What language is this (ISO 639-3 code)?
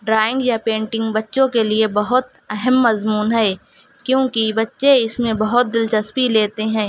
urd